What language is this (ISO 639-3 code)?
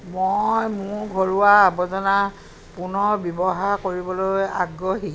asm